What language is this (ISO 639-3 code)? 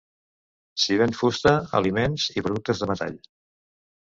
cat